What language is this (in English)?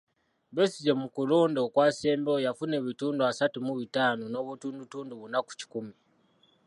Ganda